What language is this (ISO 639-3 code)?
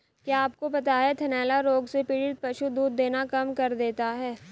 hin